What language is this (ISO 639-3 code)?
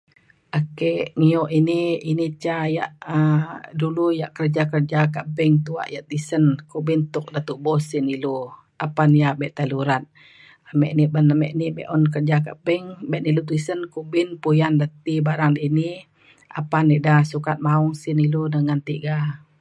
xkl